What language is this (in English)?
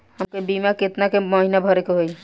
Bhojpuri